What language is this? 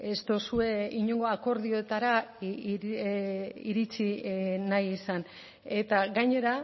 Basque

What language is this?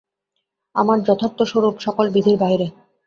Bangla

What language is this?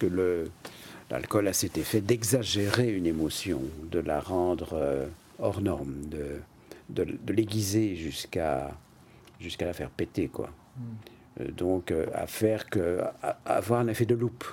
French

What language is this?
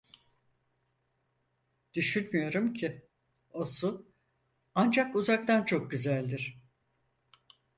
Turkish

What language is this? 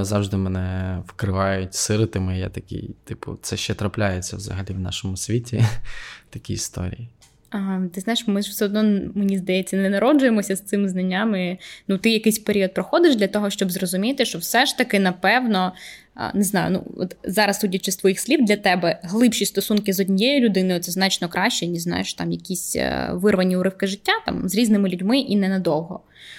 Ukrainian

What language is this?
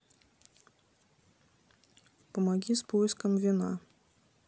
Russian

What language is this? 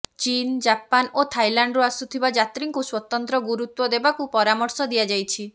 Odia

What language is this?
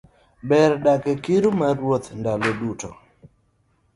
Luo (Kenya and Tanzania)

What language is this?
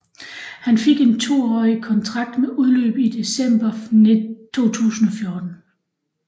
Danish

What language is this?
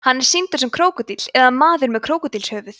Icelandic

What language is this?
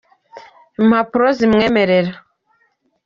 Kinyarwanda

